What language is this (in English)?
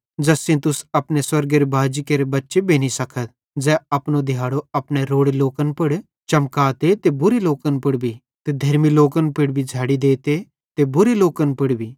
Bhadrawahi